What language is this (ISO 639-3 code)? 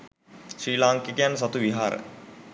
sin